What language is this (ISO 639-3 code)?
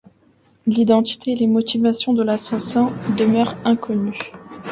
fra